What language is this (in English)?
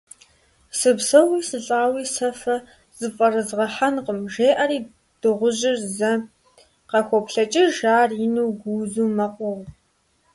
Kabardian